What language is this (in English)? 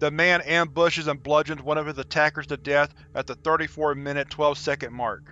English